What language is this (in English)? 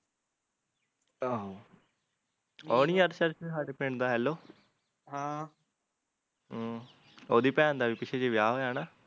Punjabi